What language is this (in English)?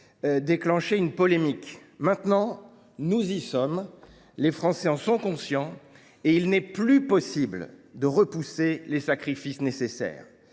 French